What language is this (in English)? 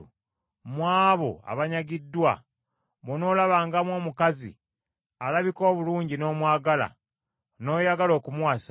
Ganda